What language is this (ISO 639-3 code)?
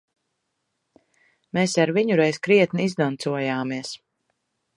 lav